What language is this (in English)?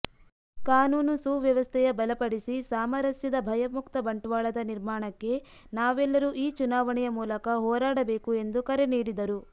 Kannada